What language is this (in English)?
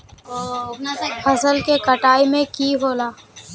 Magahi